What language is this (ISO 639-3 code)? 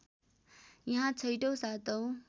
nep